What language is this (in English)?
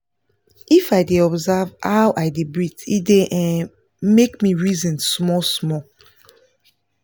Nigerian Pidgin